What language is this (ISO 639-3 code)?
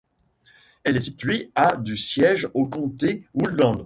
fra